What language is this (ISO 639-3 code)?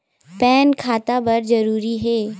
hne